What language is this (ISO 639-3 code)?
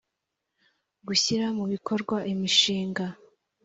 kin